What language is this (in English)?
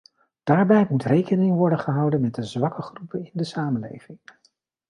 Dutch